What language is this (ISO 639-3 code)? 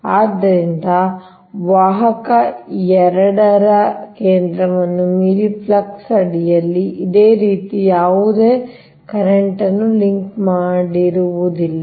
kan